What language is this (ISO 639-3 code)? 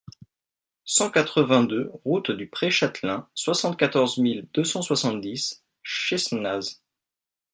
fra